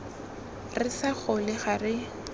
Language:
Tswana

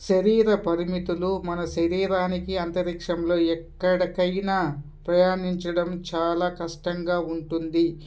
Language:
Telugu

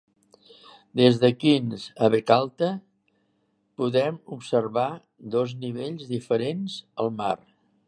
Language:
Catalan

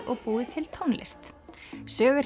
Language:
Icelandic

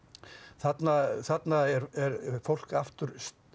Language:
Icelandic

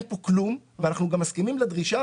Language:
Hebrew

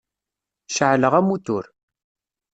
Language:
Kabyle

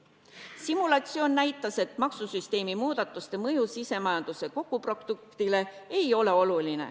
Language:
Estonian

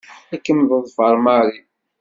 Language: Kabyle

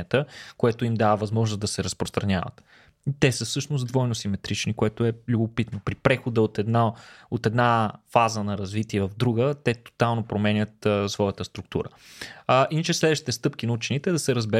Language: Bulgarian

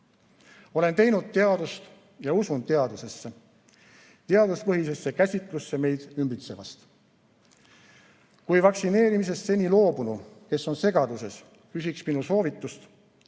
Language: Estonian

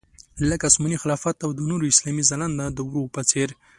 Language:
Pashto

